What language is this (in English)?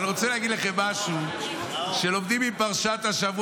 Hebrew